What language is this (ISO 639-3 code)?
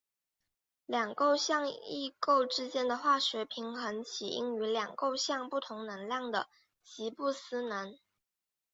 zho